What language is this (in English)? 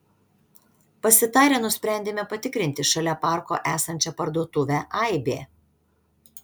Lithuanian